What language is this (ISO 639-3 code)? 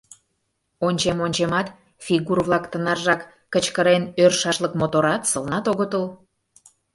chm